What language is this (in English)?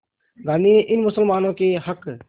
Hindi